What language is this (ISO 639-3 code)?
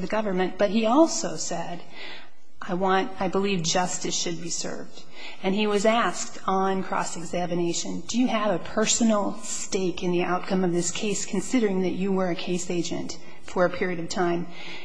eng